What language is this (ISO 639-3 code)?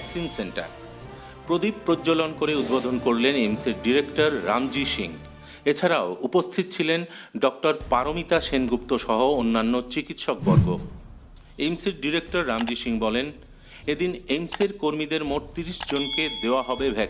hin